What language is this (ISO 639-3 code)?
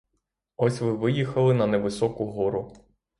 ukr